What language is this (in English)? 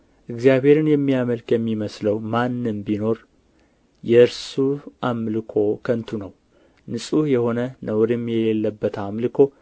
Amharic